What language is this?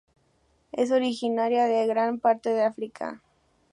Spanish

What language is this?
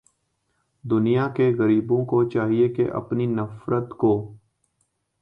Urdu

